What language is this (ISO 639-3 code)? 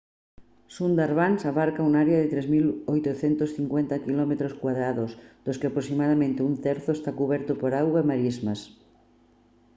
glg